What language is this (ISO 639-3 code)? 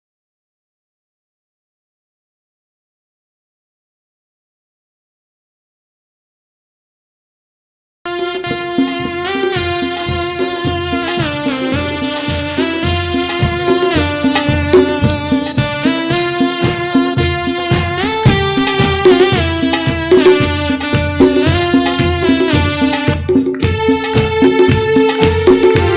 ind